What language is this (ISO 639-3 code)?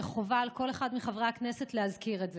heb